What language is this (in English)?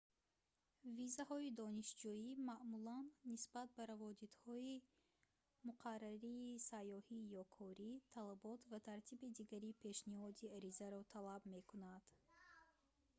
Tajik